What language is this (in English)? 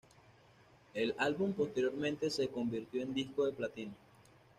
Spanish